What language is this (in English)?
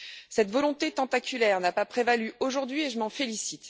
French